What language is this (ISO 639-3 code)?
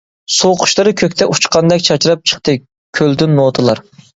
uig